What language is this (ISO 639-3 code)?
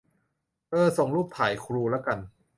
tha